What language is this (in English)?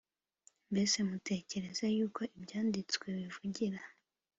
Kinyarwanda